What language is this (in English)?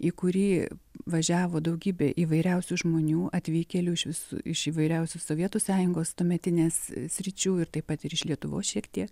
Lithuanian